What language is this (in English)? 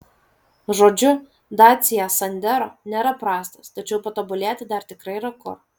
Lithuanian